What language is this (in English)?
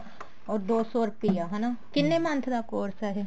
Punjabi